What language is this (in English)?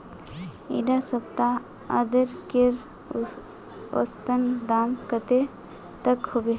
Magahi